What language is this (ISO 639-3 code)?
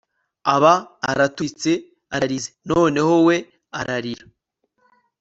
kin